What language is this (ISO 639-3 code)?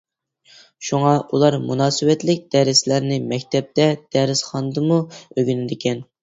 uig